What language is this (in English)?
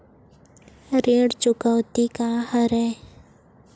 Chhattisgarhi